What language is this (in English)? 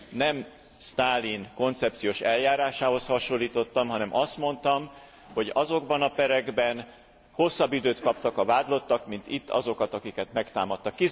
Hungarian